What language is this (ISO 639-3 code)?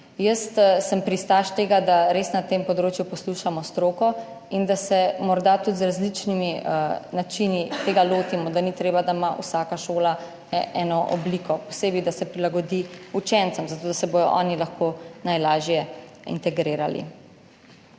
slv